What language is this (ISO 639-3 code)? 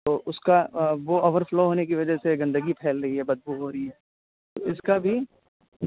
urd